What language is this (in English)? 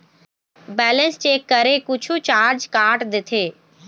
Chhattisgarhi